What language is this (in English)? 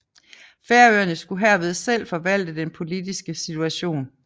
Danish